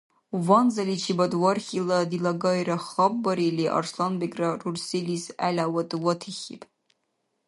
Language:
Dargwa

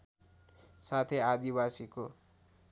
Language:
Nepali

